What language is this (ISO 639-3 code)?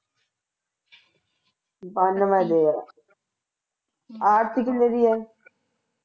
pan